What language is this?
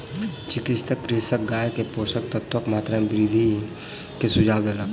Maithili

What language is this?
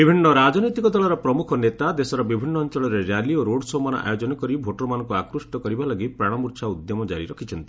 Odia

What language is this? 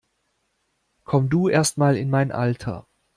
German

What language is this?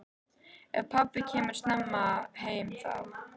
Icelandic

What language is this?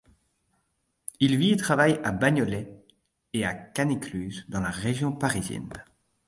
French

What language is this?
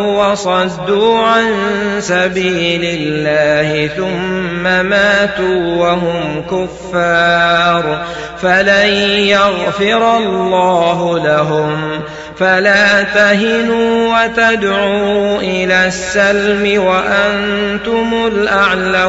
Arabic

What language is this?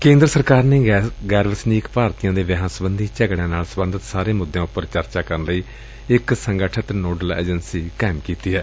Punjabi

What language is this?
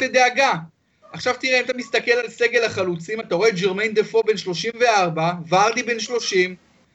Hebrew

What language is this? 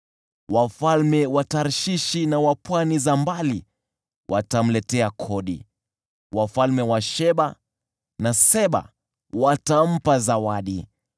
Swahili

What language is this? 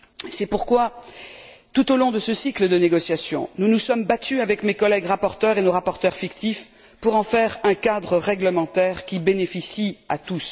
French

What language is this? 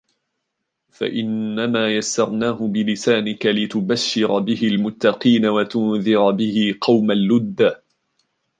Arabic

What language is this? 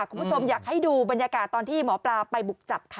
Thai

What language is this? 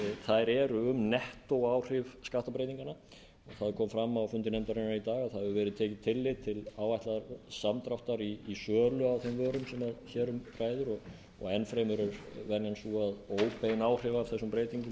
Icelandic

